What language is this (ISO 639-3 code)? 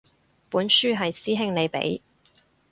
yue